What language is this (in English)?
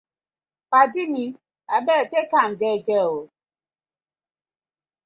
Nigerian Pidgin